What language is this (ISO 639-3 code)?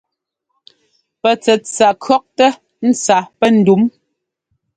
jgo